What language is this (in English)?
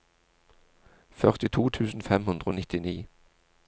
Norwegian